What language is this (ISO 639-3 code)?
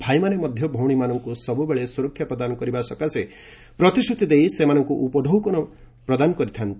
ori